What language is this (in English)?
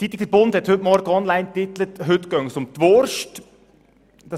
Swiss German